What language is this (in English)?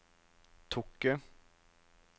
Norwegian